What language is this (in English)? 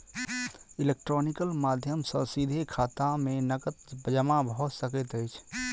Maithili